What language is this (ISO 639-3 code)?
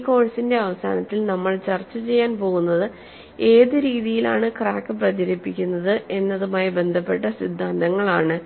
mal